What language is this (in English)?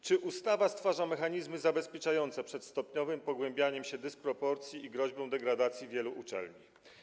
Polish